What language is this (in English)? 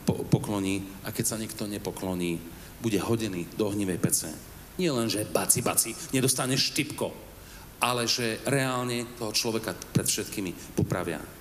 Slovak